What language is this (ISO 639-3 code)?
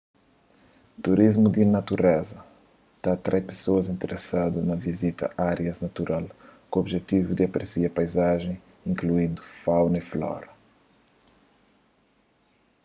kea